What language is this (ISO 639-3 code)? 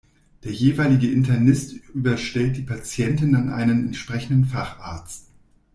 deu